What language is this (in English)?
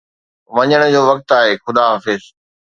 Sindhi